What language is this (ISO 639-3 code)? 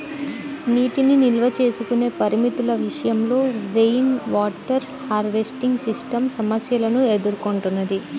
tel